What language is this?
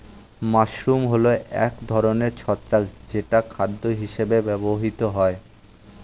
Bangla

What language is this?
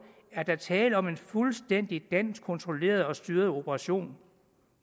Danish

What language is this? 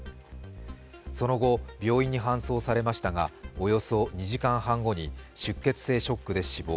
Japanese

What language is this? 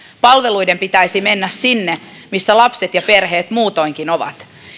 Finnish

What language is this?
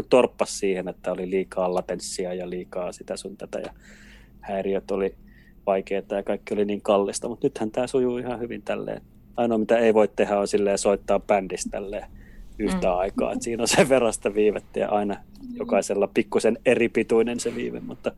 Finnish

